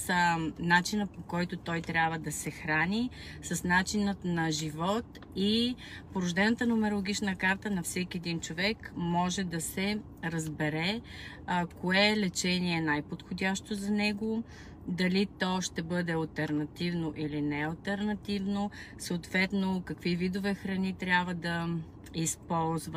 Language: Bulgarian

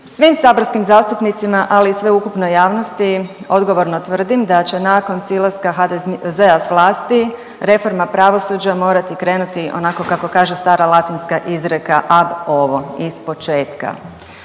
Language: Croatian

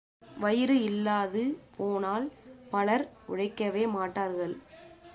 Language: Tamil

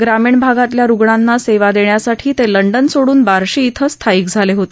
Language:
Marathi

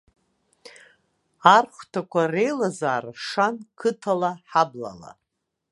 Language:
Abkhazian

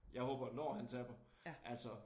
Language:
Danish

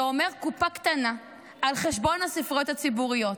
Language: Hebrew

